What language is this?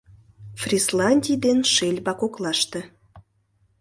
Mari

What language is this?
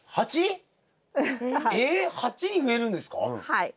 Japanese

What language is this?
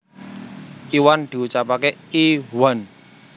Javanese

